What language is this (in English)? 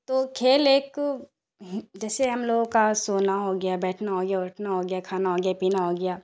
Urdu